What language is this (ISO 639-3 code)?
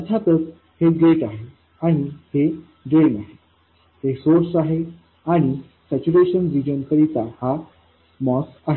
mar